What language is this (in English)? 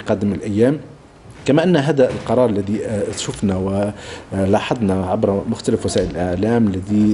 Arabic